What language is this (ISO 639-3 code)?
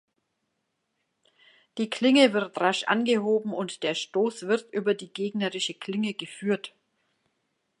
deu